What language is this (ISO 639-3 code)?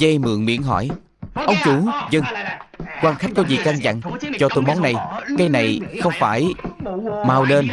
vie